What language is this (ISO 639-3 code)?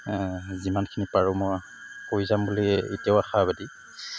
asm